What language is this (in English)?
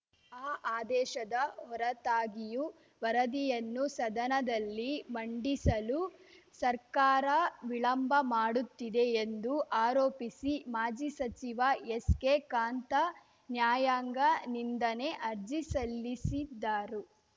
Kannada